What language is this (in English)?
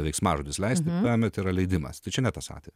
Lithuanian